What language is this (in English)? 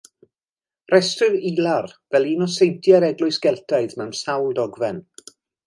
Welsh